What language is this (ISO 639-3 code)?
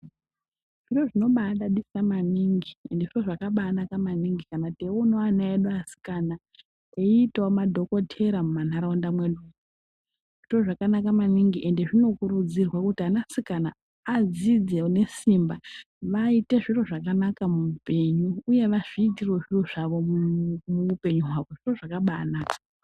ndc